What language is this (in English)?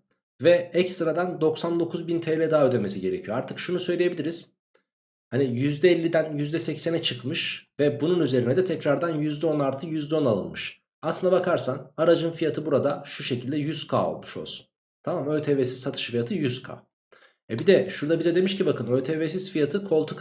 Turkish